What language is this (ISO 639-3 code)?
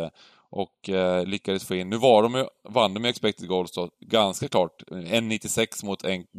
swe